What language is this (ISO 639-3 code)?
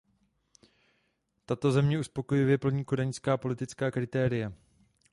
ces